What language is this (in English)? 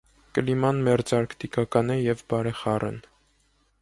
Armenian